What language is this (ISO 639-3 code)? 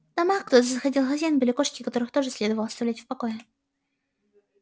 rus